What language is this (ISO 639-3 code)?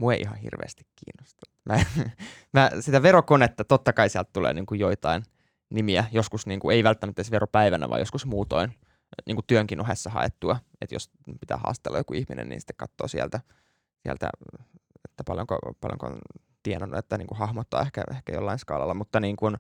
fin